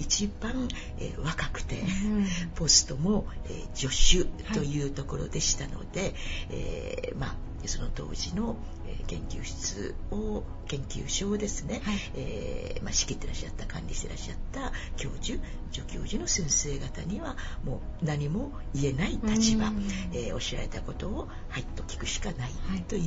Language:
Japanese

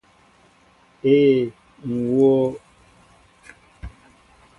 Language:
Mbo (Cameroon)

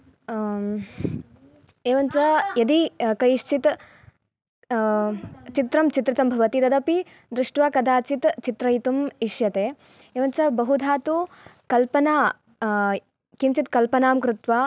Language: Sanskrit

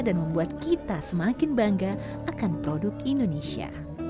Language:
Indonesian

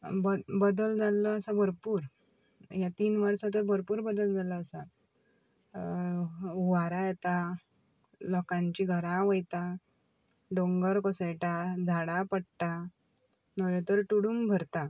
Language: Konkani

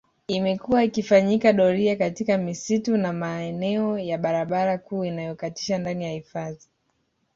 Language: Swahili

